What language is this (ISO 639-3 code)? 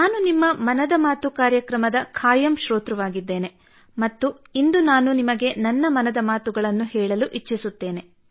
kan